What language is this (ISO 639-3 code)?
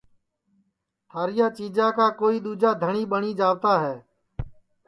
ssi